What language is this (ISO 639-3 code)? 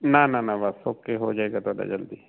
pan